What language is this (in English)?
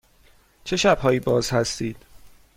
Persian